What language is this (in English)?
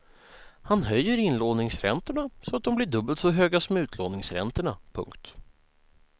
Swedish